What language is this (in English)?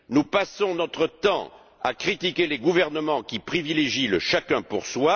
French